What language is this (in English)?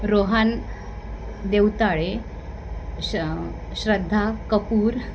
Marathi